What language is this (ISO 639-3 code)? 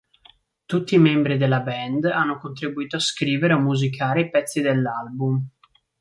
ita